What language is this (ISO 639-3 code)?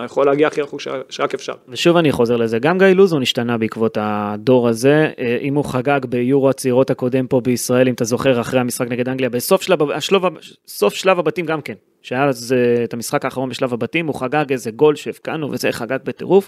heb